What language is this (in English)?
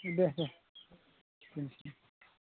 Bodo